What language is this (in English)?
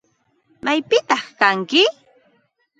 Ambo-Pasco Quechua